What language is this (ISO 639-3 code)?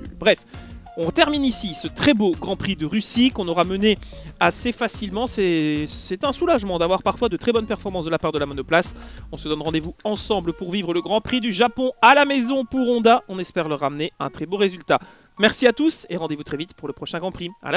fra